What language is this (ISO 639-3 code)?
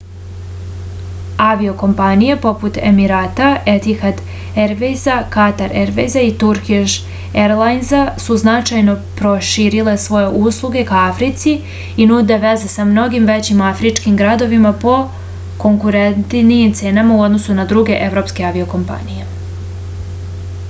srp